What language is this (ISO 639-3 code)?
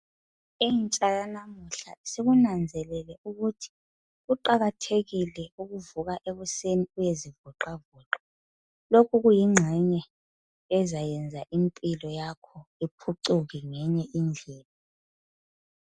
nde